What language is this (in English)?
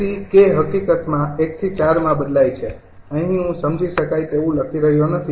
Gujarati